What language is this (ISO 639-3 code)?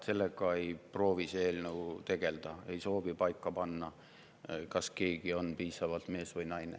est